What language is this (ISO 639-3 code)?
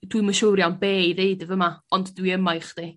cym